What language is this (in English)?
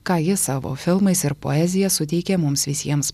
Lithuanian